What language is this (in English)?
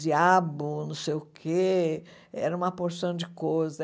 Portuguese